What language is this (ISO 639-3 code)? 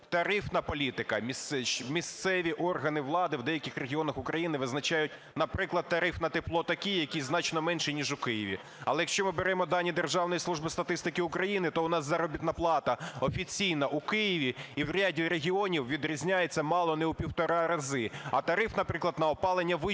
ukr